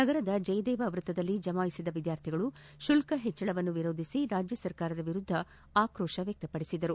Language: Kannada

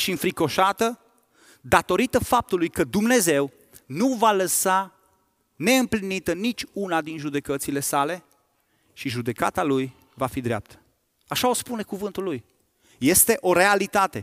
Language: Romanian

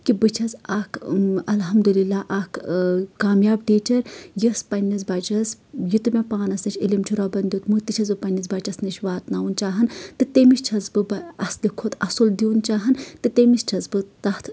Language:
Kashmiri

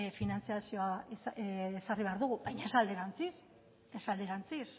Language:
Basque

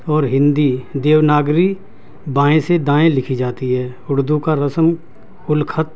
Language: Urdu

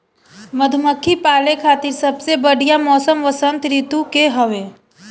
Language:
Bhojpuri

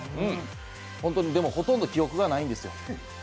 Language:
Japanese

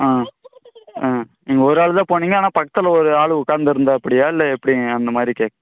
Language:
Tamil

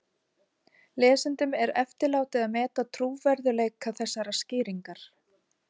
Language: Icelandic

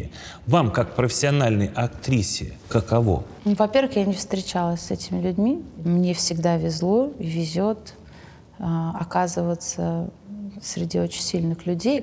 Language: Russian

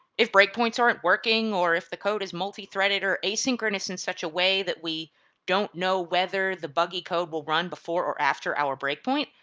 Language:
English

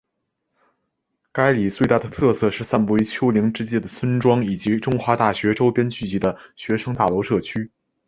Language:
Chinese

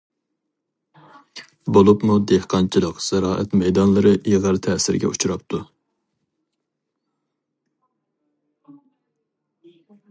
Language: Uyghur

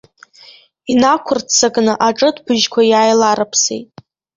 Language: Abkhazian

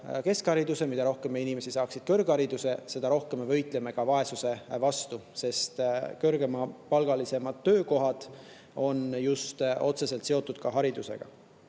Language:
Estonian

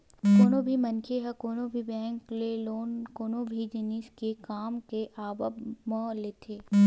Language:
Chhattisgarhi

